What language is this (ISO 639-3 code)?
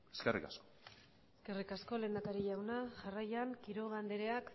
eus